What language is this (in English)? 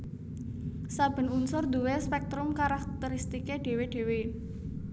Javanese